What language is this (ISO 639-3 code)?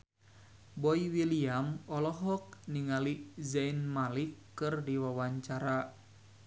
sun